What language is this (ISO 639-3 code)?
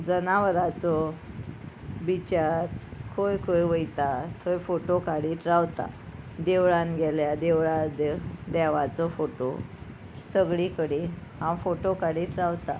kok